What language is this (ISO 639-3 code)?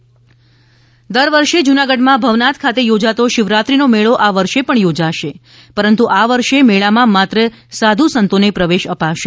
guj